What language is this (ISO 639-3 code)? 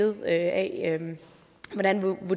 dan